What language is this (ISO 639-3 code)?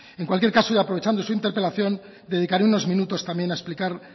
spa